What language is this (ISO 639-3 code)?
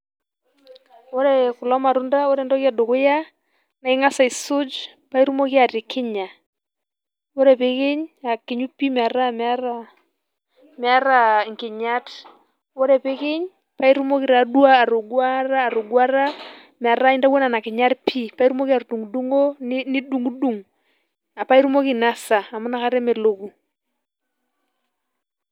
mas